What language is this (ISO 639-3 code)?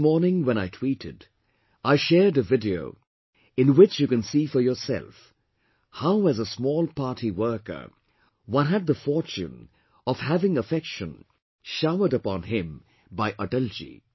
eng